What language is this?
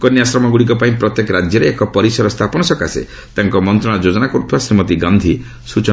Odia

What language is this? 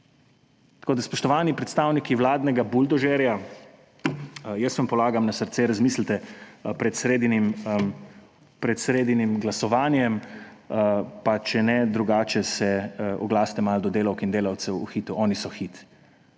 Slovenian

